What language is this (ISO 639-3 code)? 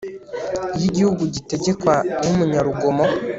kin